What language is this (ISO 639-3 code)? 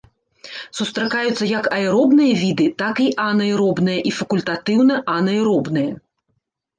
bel